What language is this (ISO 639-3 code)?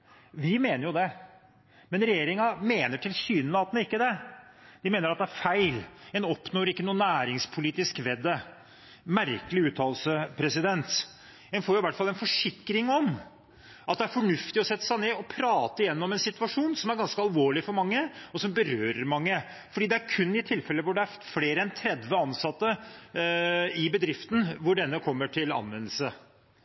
nob